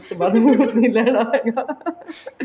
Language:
Punjabi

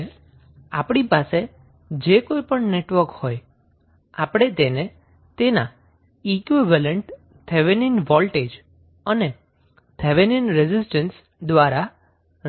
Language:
Gujarati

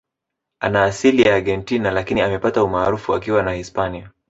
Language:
Swahili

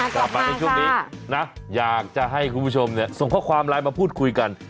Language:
Thai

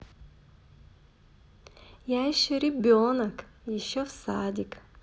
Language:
Russian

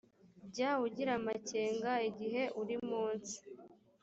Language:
Kinyarwanda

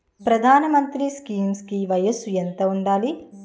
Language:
Telugu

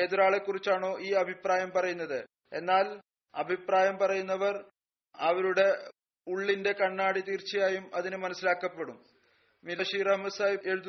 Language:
Malayalam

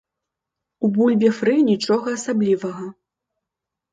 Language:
Belarusian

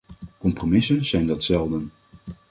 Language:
Dutch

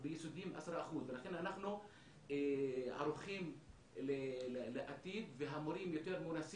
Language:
Hebrew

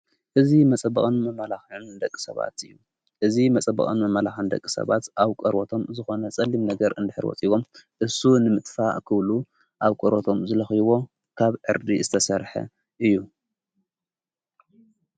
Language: Tigrinya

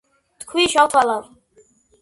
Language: Georgian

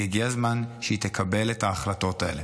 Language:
Hebrew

